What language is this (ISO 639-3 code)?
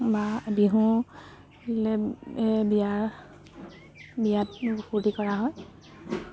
asm